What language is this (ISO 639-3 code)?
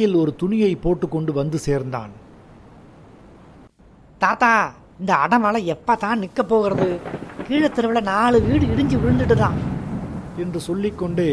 tam